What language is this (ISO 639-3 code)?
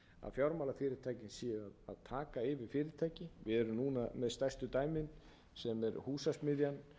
isl